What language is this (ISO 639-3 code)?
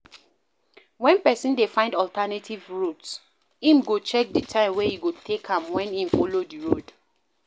pcm